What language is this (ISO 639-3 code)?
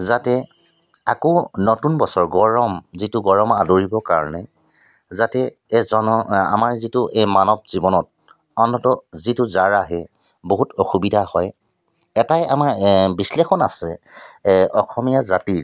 asm